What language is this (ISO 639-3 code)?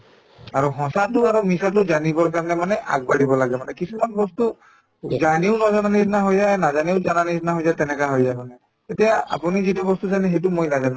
asm